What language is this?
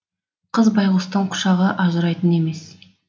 Kazakh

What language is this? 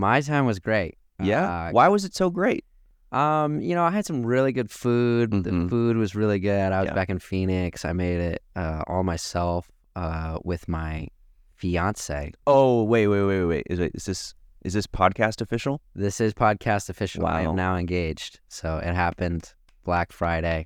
English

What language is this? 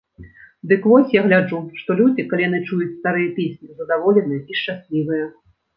Belarusian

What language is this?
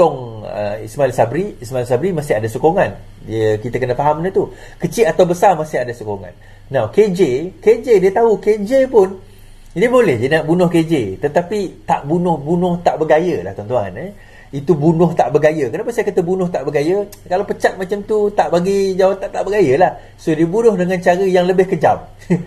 Malay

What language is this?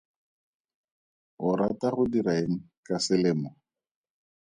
Tswana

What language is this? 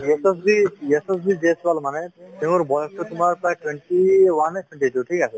Assamese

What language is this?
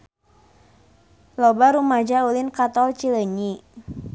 Sundanese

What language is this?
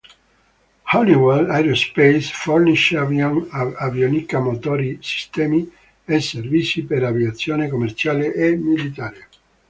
Italian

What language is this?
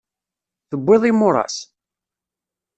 Kabyle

